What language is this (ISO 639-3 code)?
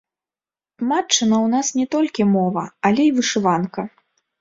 bel